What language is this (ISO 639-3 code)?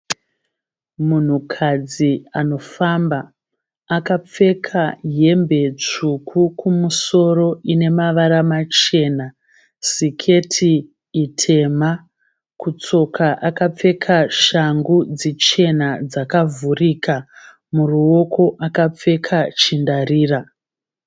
sna